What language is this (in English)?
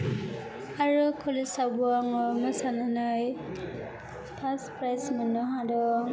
Bodo